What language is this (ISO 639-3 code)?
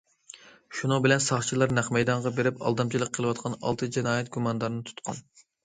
uig